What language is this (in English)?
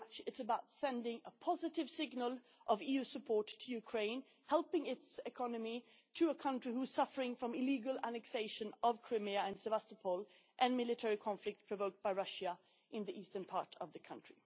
English